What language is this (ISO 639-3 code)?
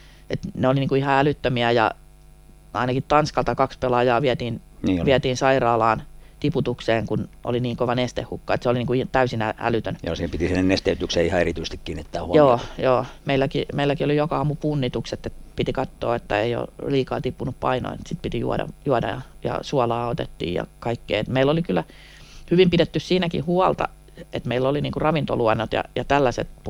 fin